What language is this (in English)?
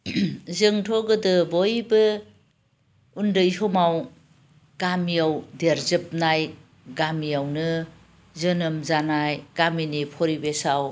Bodo